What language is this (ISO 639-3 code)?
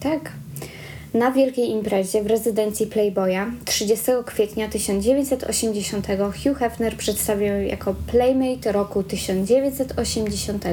pol